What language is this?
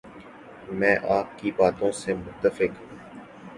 Urdu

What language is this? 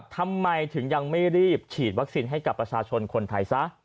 Thai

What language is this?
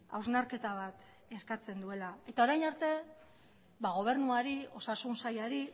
Basque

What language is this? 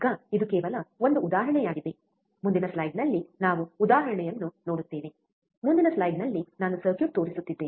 Kannada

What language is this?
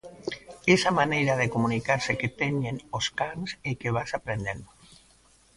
Galician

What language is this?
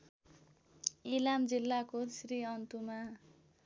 Nepali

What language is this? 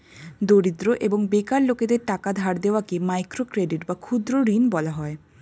Bangla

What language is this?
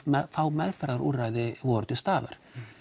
Icelandic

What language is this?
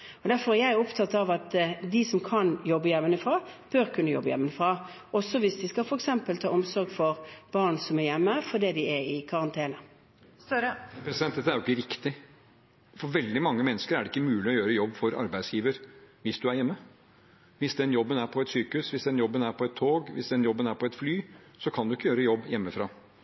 Norwegian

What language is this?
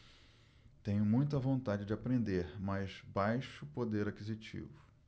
Portuguese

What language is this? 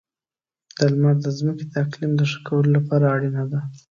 Pashto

